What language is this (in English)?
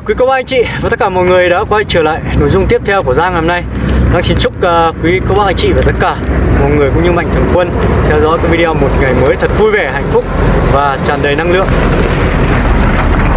Vietnamese